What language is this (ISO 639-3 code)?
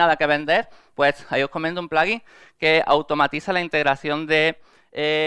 spa